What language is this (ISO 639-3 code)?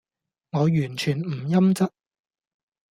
yue